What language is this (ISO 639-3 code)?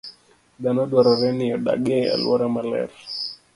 luo